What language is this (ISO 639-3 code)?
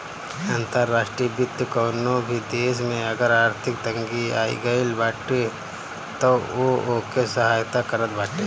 bho